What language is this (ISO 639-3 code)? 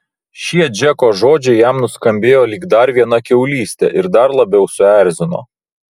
lit